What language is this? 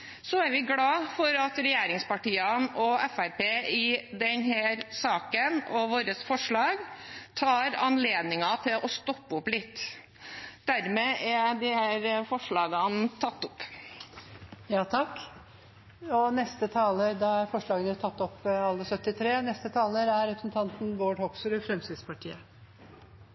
Norwegian Bokmål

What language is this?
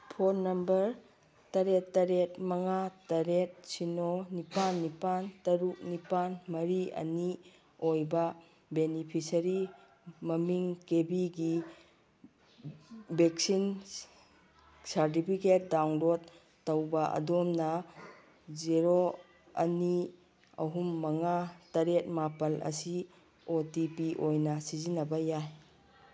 Manipuri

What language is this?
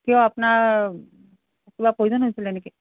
Assamese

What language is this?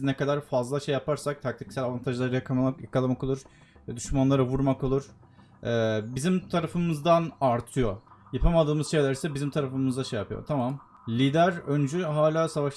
Turkish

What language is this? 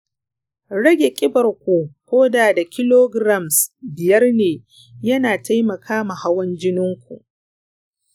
Hausa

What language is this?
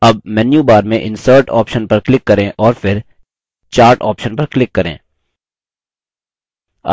Hindi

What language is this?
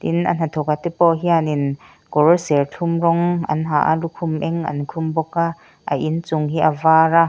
Mizo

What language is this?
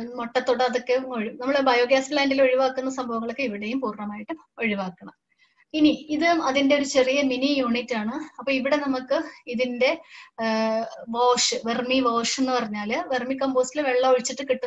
Hindi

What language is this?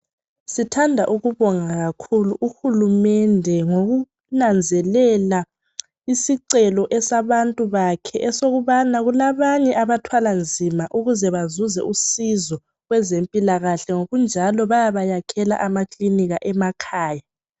North Ndebele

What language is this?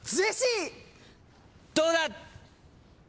Japanese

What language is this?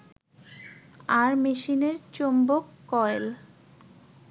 Bangla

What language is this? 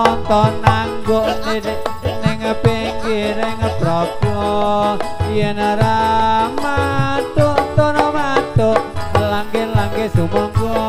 Thai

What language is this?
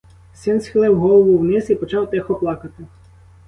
Ukrainian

